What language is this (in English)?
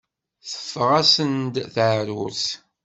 Kabyle